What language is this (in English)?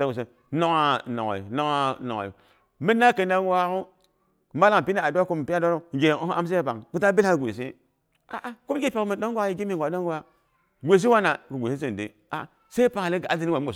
Boghom